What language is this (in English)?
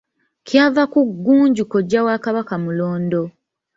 Ganda